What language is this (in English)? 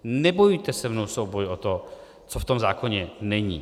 Czech